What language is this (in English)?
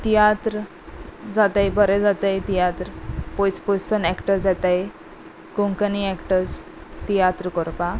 Konkani